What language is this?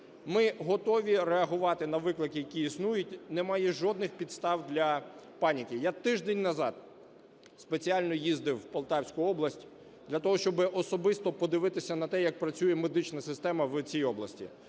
Ukrainian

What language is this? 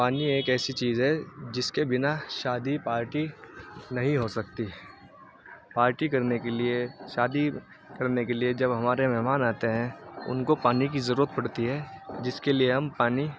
Urdu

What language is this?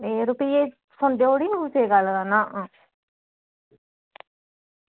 Dogri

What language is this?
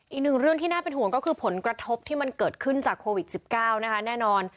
Thai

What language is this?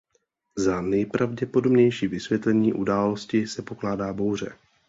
Czech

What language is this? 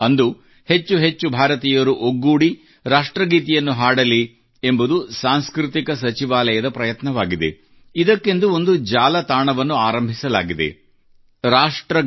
Kannada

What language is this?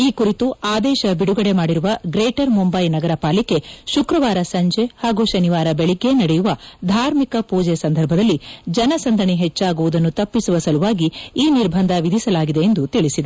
Kannada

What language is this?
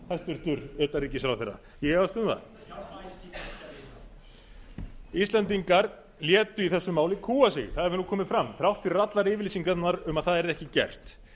Icelandic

